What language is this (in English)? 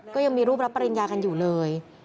Thai